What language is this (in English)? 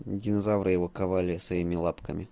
Russian